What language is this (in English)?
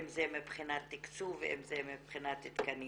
Hebrew